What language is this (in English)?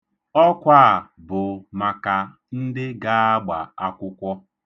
Igbo